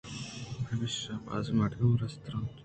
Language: Eastern Balochi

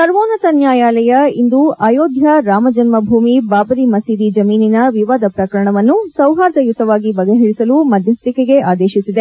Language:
Kannada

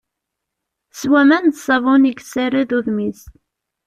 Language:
Kabyle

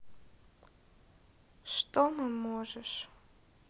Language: Russian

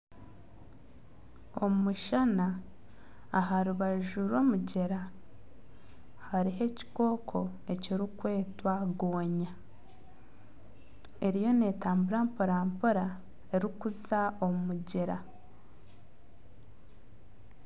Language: Nyankole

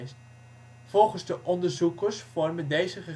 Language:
Dutch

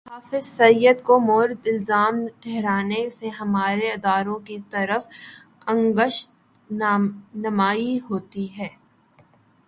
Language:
Urdu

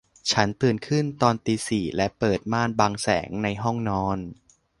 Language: Thai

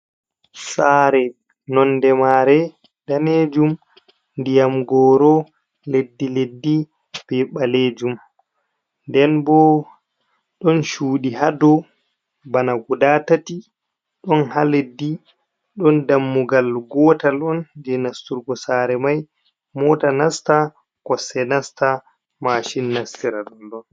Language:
Fula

